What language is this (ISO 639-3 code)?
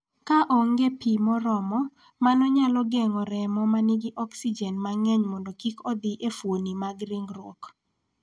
luo